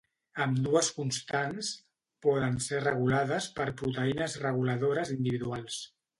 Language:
Catalan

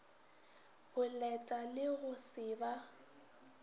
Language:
Northern Sotho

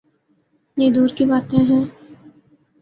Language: Urdu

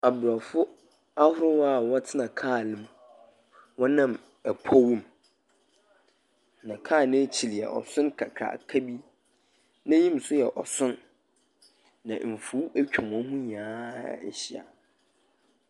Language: Akan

